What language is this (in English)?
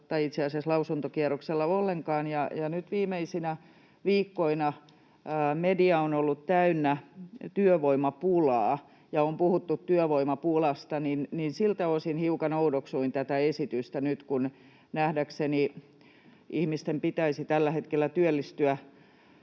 Finnish